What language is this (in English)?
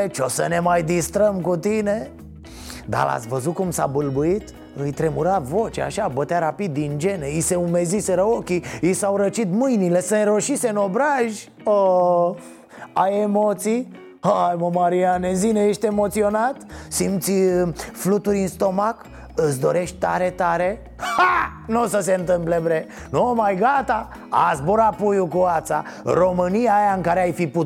Romanian